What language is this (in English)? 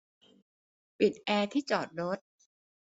Thai